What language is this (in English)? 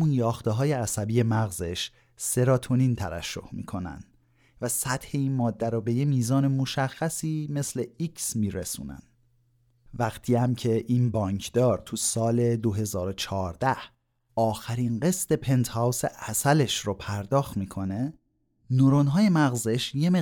Persian